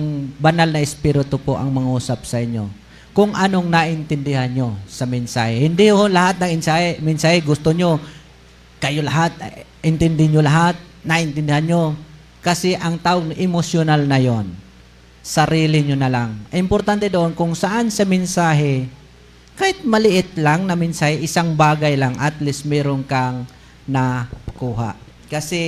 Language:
Filipino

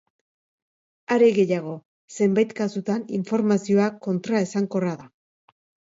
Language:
Basque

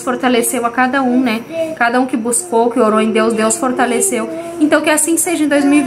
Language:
Portuguese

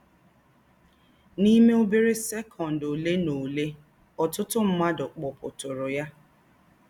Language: Igbo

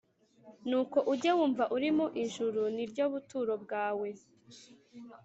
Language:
Kinyarwanda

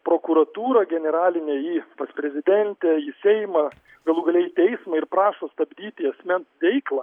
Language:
Lithuanian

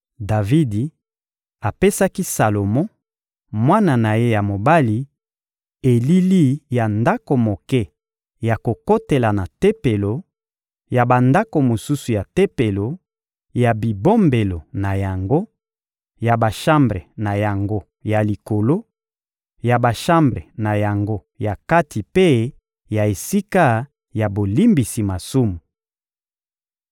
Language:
Lingala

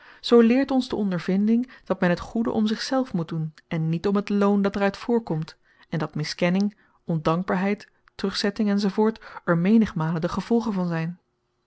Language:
Dutch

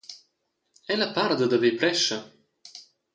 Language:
Romansh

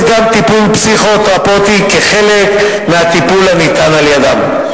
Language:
Hebrew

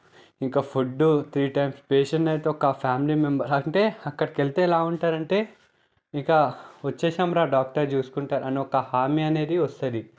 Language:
Telugu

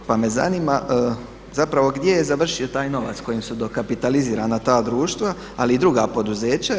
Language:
Croatian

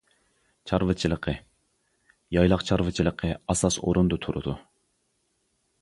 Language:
Uyghur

